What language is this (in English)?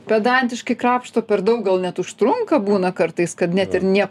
Lithuanian